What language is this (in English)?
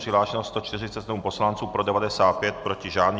Czech